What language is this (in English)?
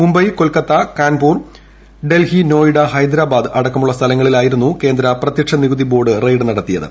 Malayalam